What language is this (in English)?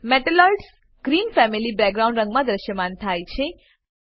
Gujarati